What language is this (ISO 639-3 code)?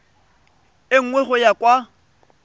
tsn